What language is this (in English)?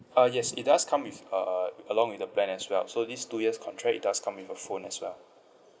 English